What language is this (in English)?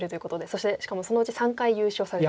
Japanese